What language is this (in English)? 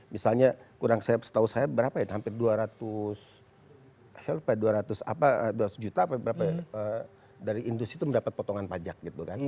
Indonesian